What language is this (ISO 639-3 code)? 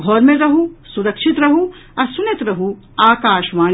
mai